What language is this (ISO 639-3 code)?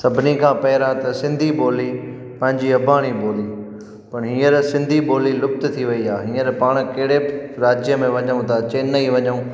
snd